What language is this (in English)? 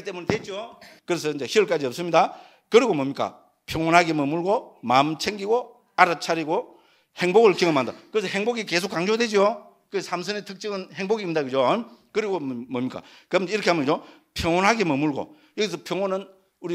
Korean